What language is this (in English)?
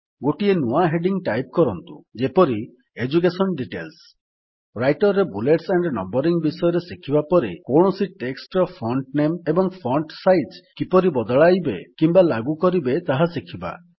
Odia